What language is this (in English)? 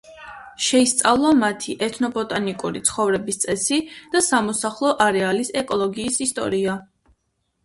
Georgian